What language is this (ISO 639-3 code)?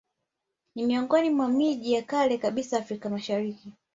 swa